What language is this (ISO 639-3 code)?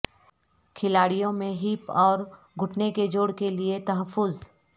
urd